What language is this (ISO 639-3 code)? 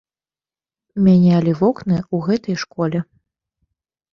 bel